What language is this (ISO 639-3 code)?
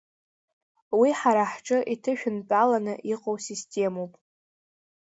abk